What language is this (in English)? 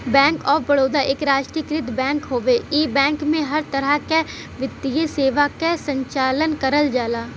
Bhojpuri